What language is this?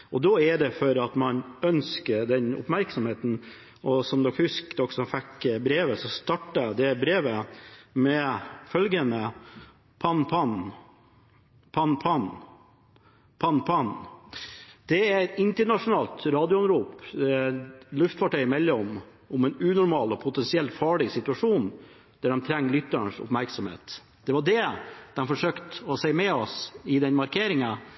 Norwegian Bokmål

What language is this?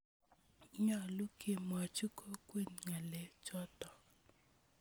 Kalenjin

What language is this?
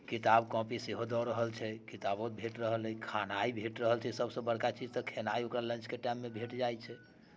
Maithili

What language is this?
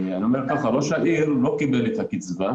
Hebrew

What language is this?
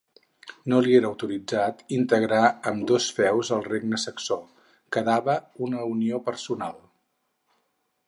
Catalan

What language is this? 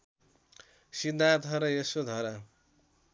Nepali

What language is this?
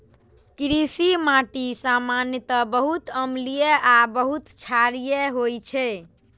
Maithili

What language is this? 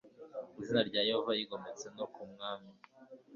Kinyarwanda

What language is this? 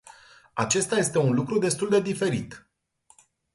Romanian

